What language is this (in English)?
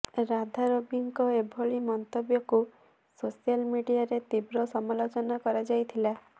Odia